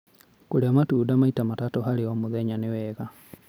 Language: Kikuyu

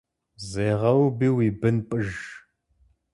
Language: Kabardian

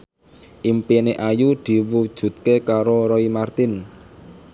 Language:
Javanese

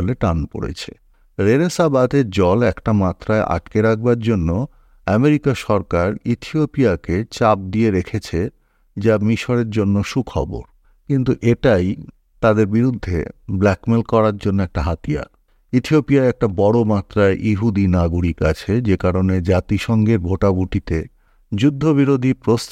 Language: Bangla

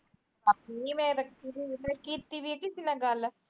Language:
Punjabi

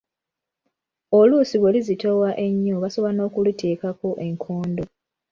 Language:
Ganda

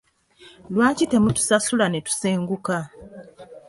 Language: Ganda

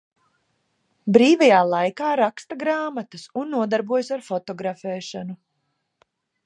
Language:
Latvian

